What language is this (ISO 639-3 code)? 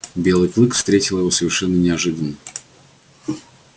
rus